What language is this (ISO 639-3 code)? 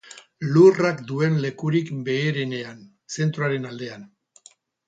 eus